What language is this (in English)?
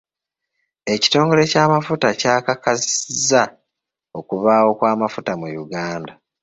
Ganda